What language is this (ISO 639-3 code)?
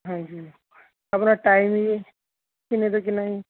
pan